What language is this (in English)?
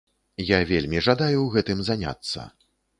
Belarusian